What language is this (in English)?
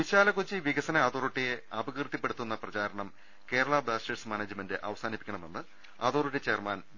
Malayalam